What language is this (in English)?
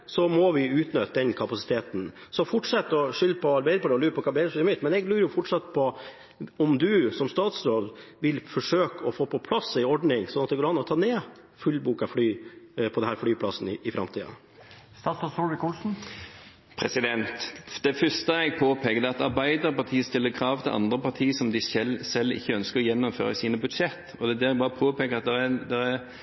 Norwegian Bokmål